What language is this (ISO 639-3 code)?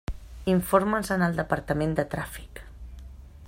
cat